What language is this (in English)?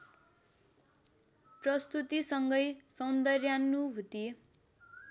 Nepali